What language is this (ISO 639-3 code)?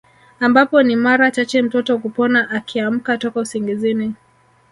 swa